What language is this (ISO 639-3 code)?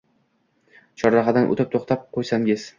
uzb